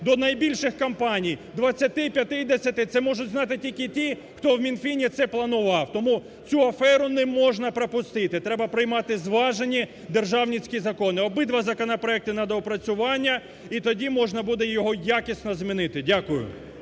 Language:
Ukrainian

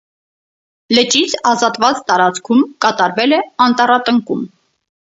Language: Armenian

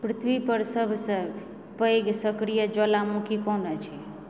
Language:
Maithili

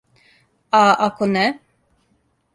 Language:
Serbian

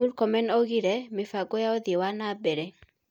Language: Kikuyu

